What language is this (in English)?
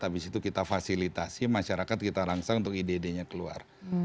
Indonesian